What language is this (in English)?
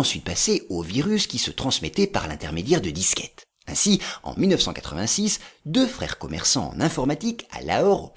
French